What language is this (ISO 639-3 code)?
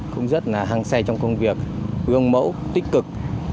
vie